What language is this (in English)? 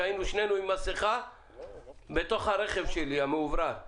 Hebrew